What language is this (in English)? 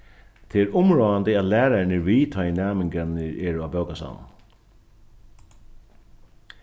Faroese